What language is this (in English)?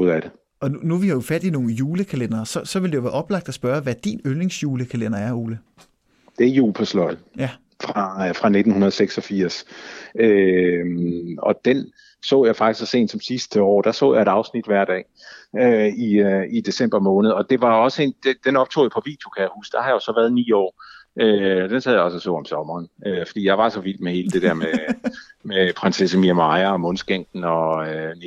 Danish